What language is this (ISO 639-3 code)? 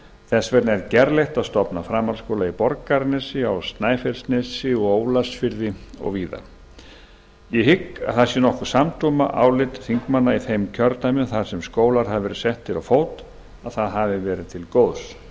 isl